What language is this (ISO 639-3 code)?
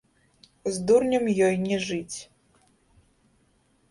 bel